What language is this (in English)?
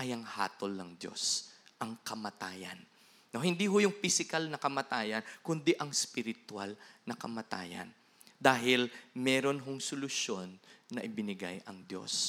Filipino